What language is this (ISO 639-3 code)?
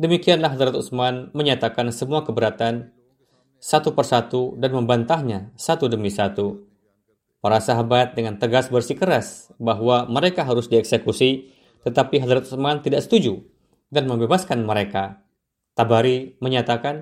ind